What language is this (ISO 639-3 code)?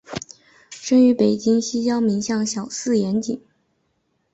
zho